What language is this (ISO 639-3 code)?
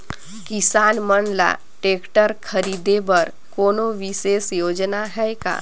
hne